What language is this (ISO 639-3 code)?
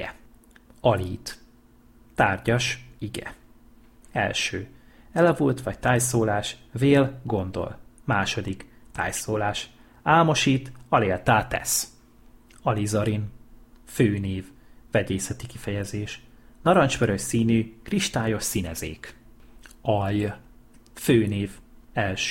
hun